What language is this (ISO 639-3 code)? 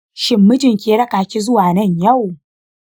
hau